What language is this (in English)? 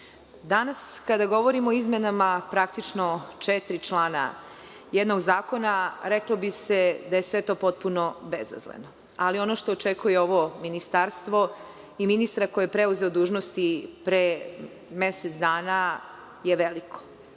Serbian